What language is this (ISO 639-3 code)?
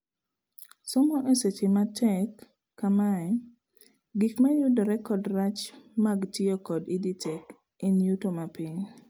luo